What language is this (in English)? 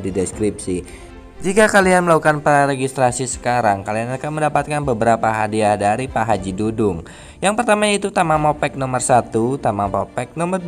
Indonesian